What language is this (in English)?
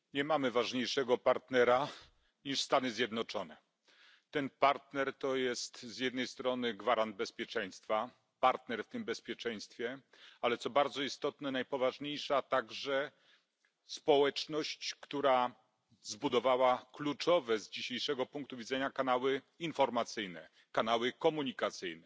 Polish